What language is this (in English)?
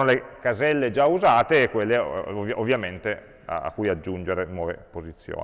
Italian